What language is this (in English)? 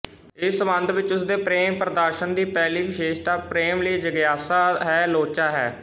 Punjabi